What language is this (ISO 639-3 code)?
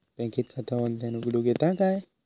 mar